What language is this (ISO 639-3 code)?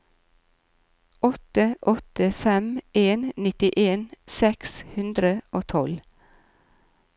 nor